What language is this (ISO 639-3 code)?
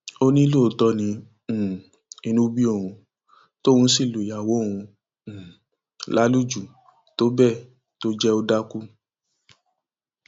yor